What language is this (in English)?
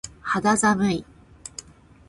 Japanese